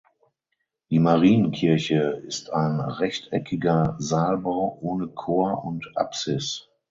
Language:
German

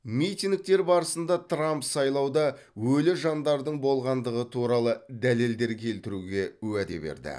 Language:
Kazakh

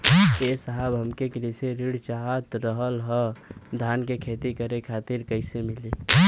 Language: Bhojpuri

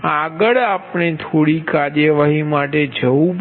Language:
Gujarati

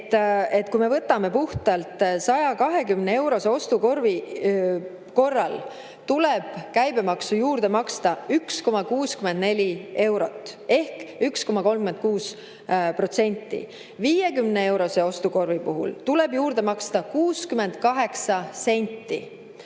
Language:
Estonian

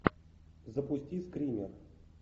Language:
Russian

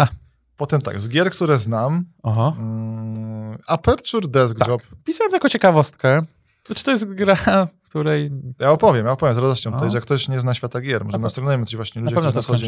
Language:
Polish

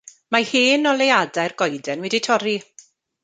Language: Welsh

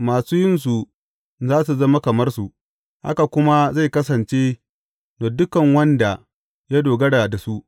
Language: Hausa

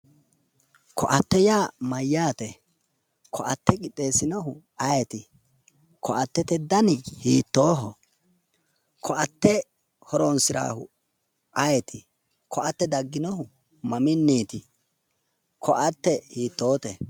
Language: Sidamo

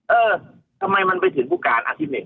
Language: Thai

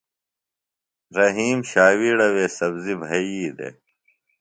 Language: Phalura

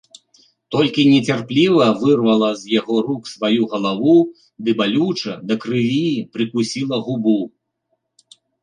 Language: Belarusian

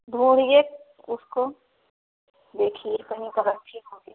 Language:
Hindi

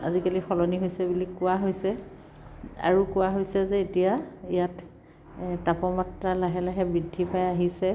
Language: Assamese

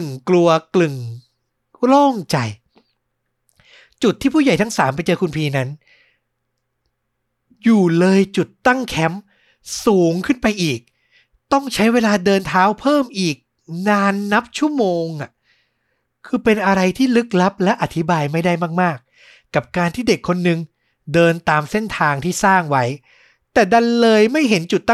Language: Thai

